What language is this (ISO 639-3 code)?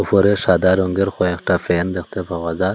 ben